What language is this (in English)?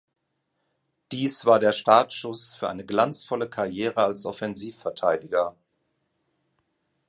German